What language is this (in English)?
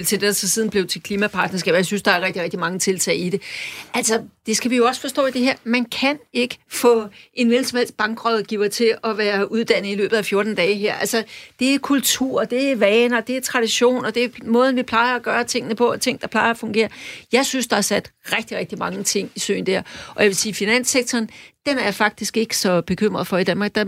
Danish